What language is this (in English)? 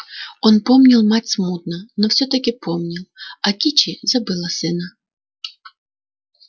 Russian